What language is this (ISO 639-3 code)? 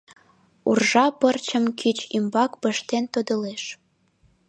chm